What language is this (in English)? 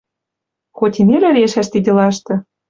Western Mari